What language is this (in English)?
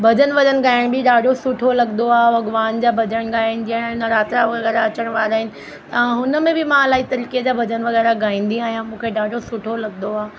Sindhi